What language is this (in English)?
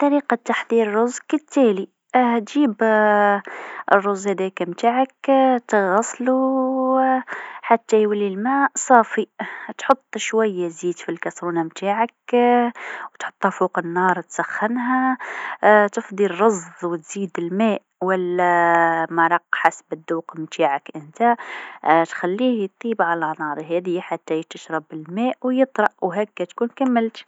Tunisian Arabic